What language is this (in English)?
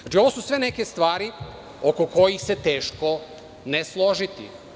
Serbian